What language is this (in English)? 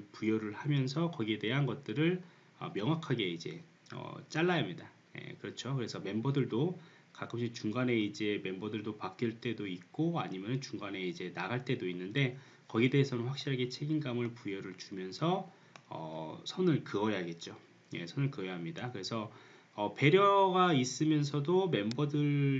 Korean